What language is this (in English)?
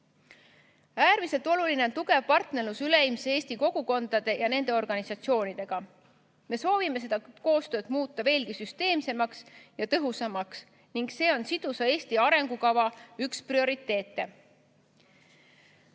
Estonian